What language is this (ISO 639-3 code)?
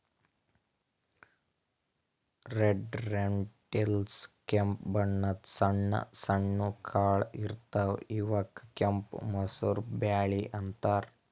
kan